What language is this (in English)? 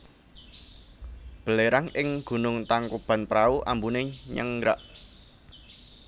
Javanese